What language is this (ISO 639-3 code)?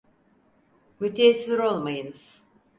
tur